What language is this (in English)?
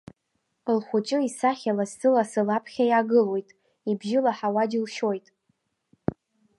Abkhazian